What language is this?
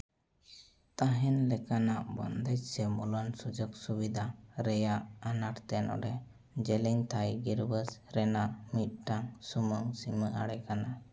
Santali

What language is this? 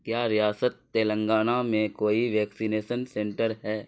Urdu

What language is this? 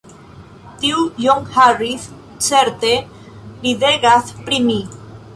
Esperanto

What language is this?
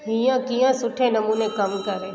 Sindhi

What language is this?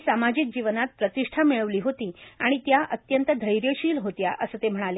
Marathi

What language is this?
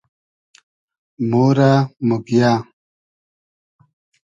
Hazaragi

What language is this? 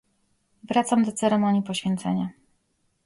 Polish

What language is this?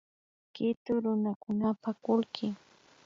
Imbabura Highland Quichua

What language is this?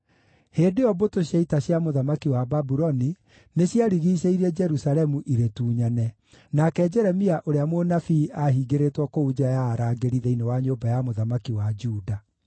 Kikuyu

